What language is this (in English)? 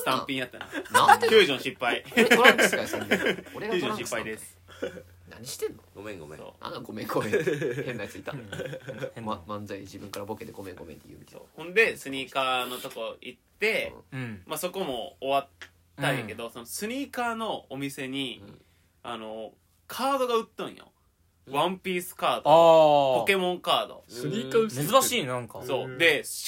Japanese